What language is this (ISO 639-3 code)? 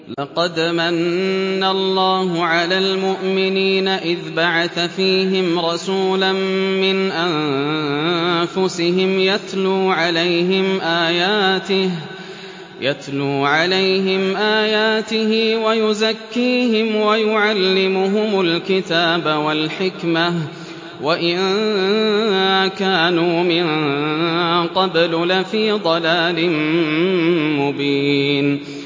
ara